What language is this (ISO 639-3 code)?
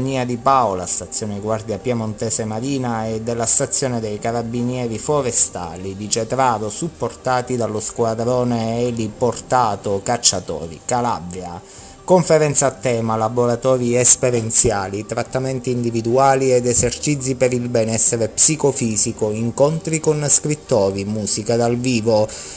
ita